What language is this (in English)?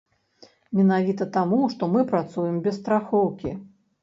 Belarusian